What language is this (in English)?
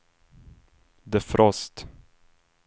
Swedish